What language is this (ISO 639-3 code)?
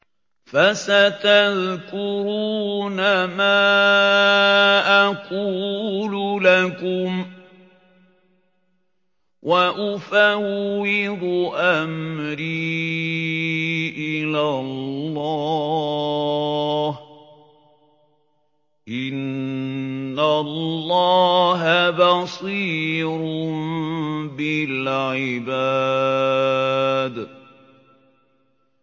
ara